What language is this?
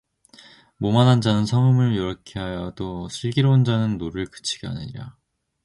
Korean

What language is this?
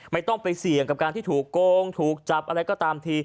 Thai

